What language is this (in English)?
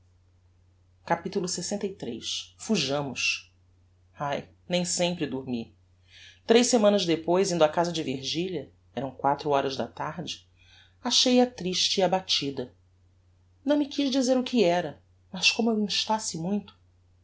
Portuguese